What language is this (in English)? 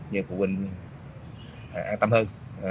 Vietnamese